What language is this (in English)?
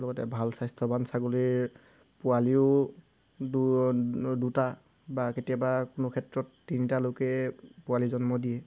Assamese